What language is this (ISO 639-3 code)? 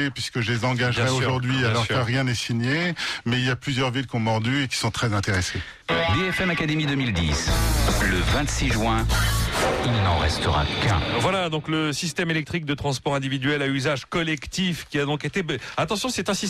fra